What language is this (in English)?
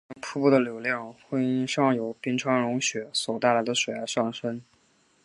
Chinese